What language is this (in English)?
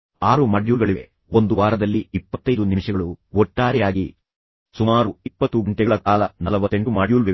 Kannada